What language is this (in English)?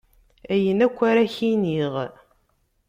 Kabyle